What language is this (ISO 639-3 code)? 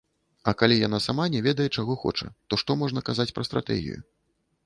bel